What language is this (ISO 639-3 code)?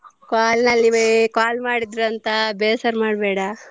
kan